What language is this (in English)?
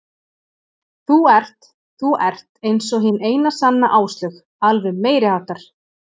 Icelandic